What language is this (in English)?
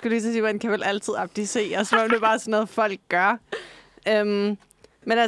Danish